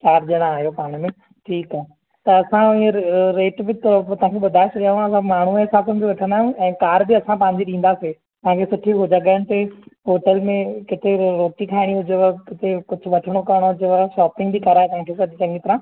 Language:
Sindhi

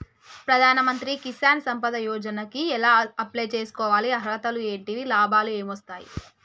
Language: Telugu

